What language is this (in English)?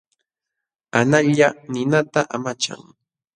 Jauja Wanca Quechua